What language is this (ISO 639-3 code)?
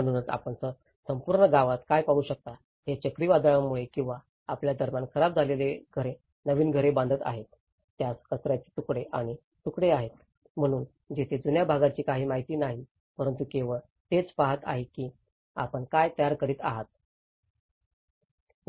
mar